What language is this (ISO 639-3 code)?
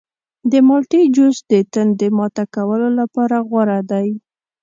pus